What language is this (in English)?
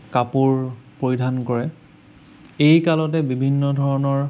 Assamese